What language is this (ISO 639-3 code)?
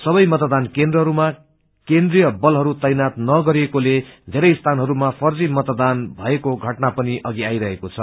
nep